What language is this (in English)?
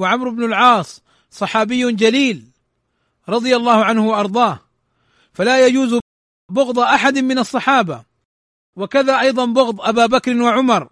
Arabic